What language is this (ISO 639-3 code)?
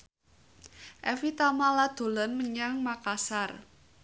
jav